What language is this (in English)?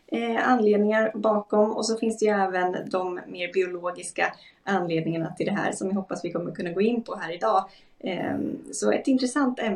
Swedish